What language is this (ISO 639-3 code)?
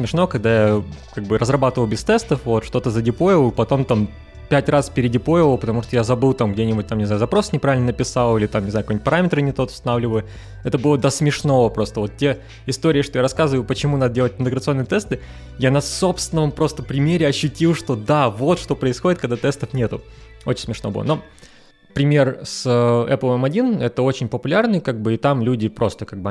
rus